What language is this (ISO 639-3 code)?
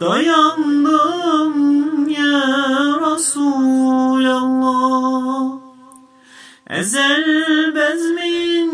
tur